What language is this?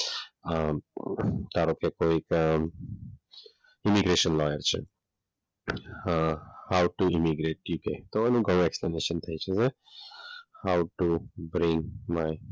Gujarati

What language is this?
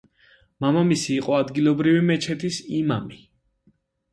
Georgian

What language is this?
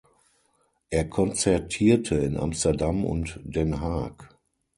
German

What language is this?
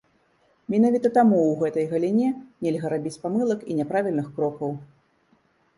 Belarusian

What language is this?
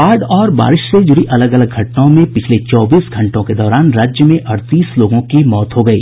Hindi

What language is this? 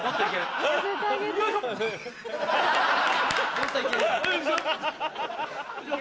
Japanese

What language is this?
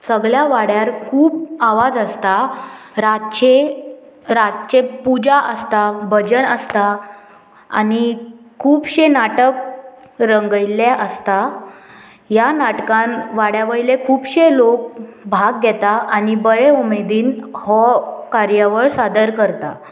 Konkani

